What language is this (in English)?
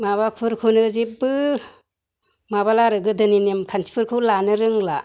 Bodo